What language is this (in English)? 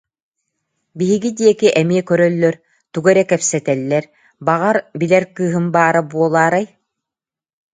Yakut